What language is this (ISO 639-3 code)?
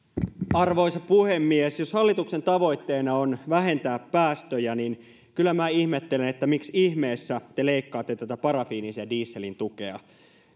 fin